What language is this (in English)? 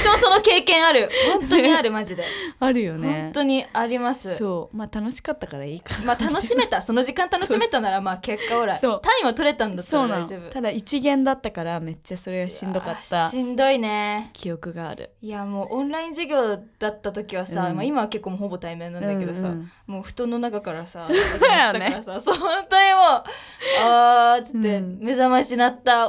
Japanese